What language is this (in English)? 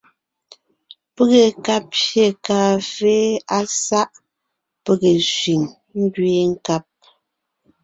Ngiemboon